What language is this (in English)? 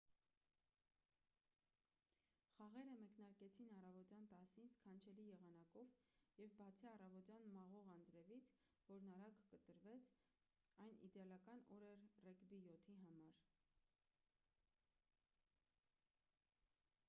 Armenian